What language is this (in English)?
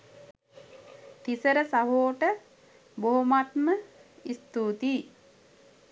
Sinhala